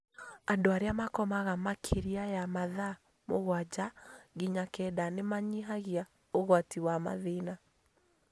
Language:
Kikuyu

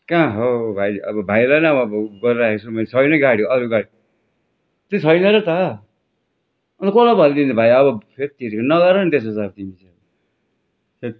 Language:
Nepali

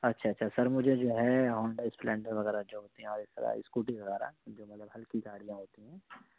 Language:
Urdu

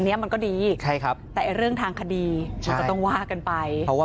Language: Thai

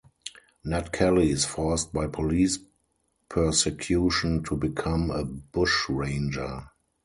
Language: English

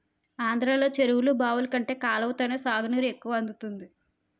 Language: Telugu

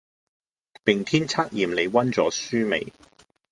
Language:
Cantonese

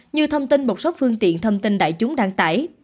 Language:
Vietnamese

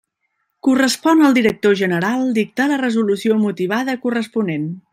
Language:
Catalan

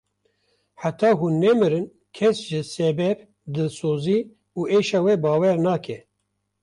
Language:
Kurdish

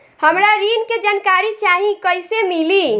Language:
Bhojpuri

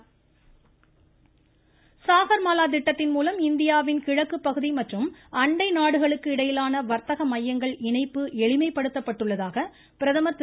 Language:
Tamil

